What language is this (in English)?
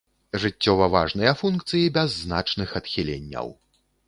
Belarusian